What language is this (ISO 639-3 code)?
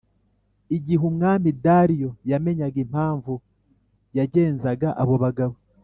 kin